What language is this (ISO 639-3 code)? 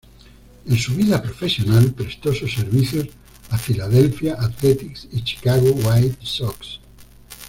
spa